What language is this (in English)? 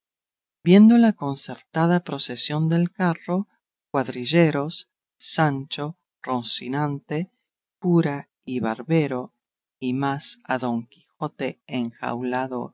Spanish